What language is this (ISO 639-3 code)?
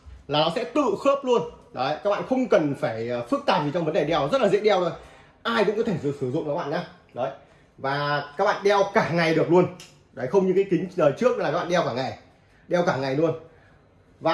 vie